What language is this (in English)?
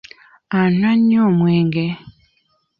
Ganda